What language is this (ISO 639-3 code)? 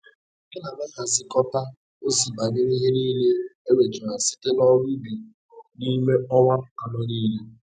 ibo